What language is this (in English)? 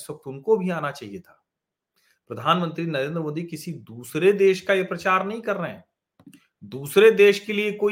Hindi